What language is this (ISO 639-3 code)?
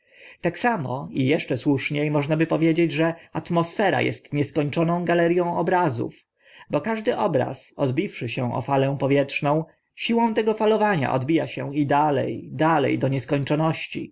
pol